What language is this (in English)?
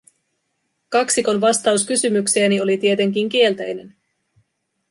Finnish